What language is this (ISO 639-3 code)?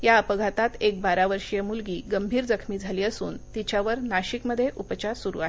mar